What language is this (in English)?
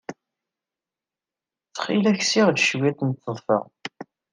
Kabyle